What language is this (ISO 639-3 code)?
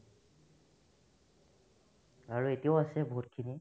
asm